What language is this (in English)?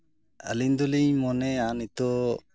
Santali